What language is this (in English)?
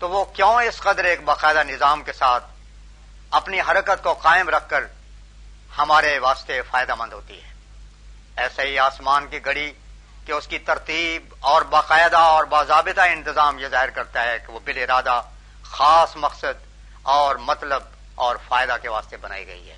Urdu